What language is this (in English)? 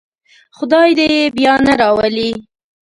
Pashto